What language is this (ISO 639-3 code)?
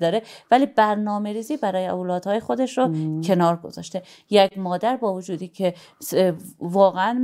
fas